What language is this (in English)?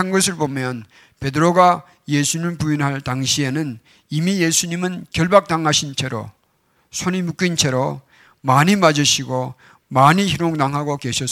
Korean